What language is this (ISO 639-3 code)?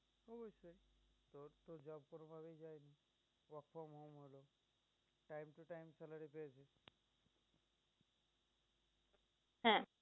ben